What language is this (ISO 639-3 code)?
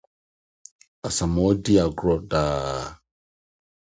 aka